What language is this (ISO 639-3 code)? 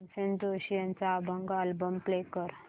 mar